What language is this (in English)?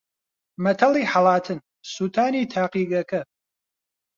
Central Kurdish